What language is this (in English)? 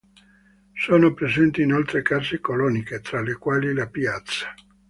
Italian